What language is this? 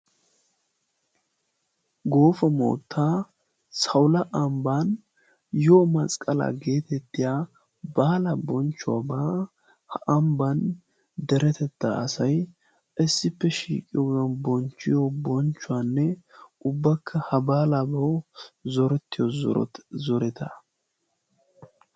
Wolaytta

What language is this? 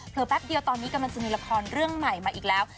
Thai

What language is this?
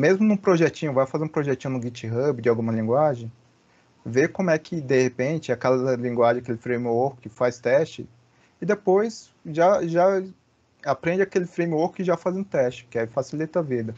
Portuguese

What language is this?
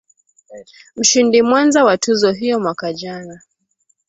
Swahili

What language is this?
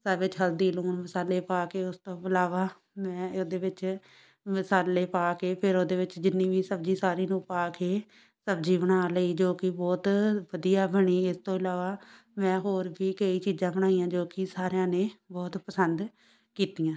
Punjabi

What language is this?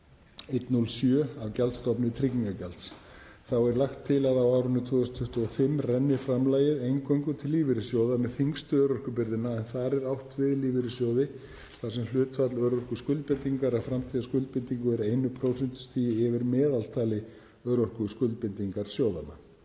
Icelandic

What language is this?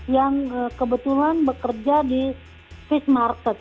Indonesian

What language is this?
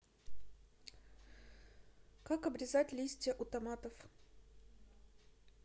Russian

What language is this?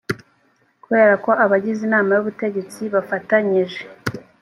Kinyarwanda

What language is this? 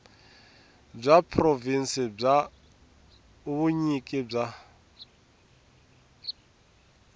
Tsonga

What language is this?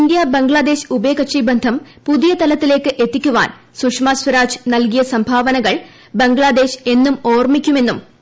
Malayalam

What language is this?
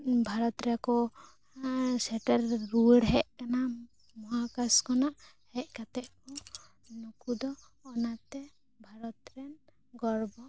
Santali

